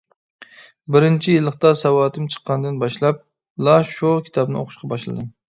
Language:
Uyghur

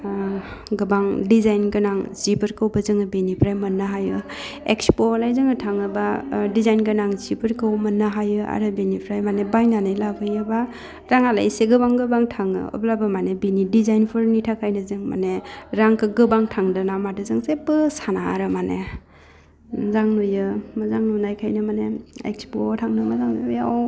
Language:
Bodo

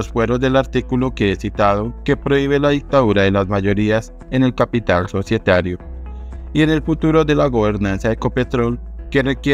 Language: Spanish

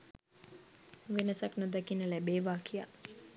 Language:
Sinhala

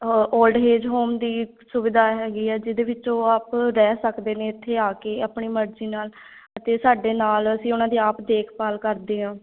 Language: Punjabi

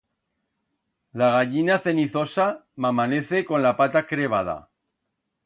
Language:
Aragonese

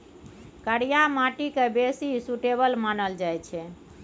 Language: Maithili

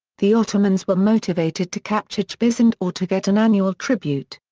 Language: English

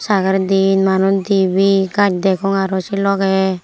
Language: Chakma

